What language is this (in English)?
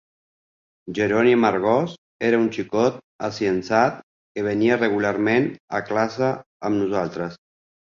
Catalan